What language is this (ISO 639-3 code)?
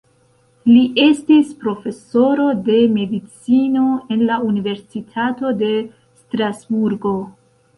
epo